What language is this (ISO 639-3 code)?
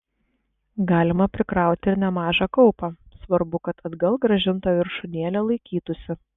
lit